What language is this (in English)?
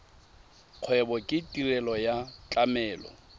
Tswana